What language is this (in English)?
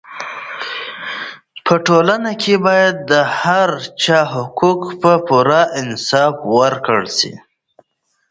Pashto